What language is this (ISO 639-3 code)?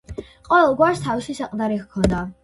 kat